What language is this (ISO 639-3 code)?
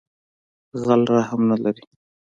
pus